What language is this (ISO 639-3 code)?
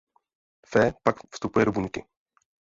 ces